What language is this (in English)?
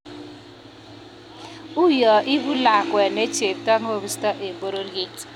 Kalenjin